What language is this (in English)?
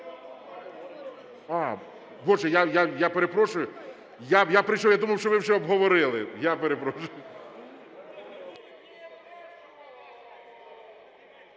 Ukrainian